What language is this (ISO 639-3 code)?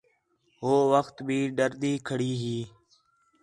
xhe